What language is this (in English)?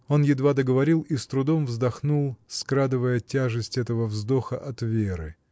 Russian